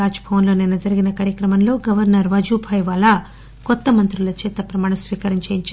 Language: Telugu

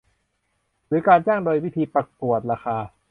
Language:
Thai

